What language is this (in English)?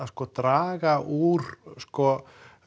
Icelandic